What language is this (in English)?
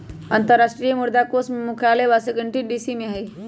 Magahi